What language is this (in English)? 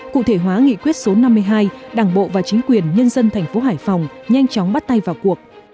Vietnamese